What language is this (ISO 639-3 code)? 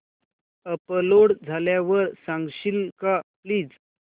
mar